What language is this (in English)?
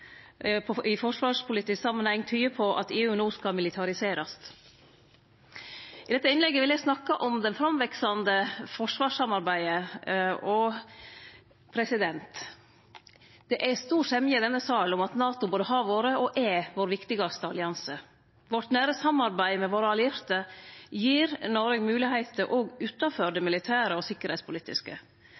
Norwegian Nynorsk